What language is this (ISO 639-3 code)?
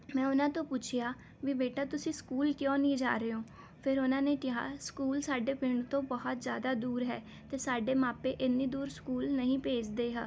pan